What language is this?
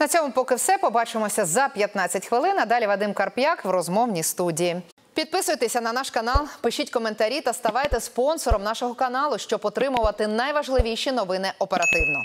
Ukrainian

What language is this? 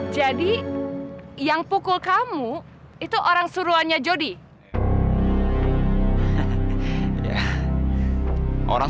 Indonesian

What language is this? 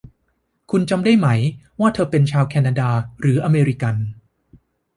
Thai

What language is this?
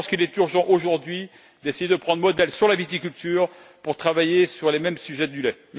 French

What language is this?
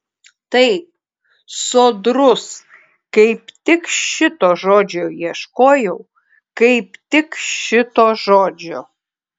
Lithuanian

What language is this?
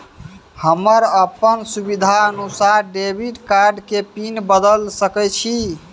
Maithili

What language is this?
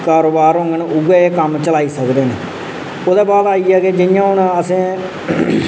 Dogri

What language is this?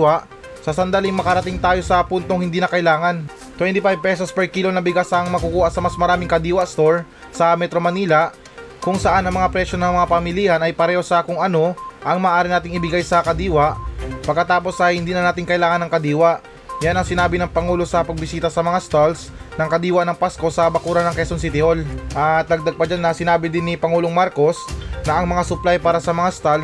Filipino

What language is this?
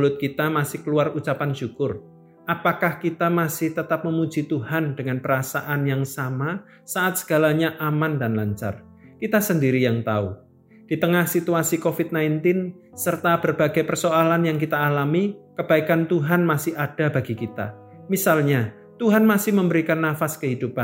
Indonesian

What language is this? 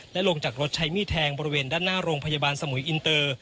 Thai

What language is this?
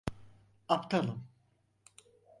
Turkish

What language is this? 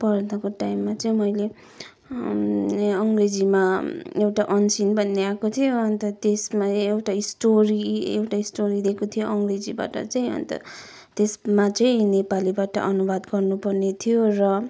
Nepali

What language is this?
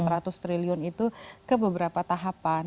Indonesian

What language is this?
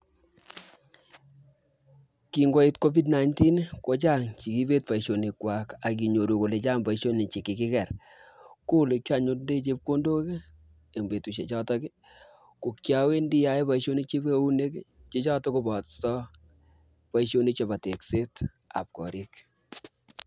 Kalenjin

